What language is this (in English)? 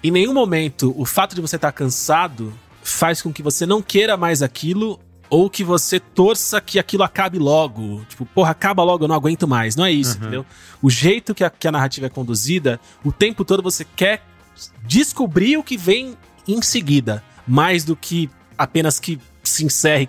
Portuguese